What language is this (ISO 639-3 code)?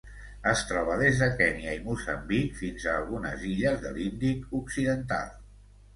cat